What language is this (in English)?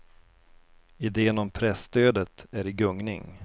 Swedish